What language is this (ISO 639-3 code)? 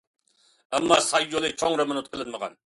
uig